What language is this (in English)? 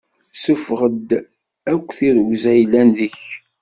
Kabyle